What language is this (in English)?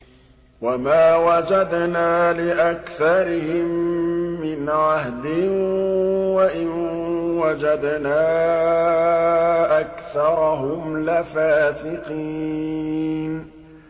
Arabic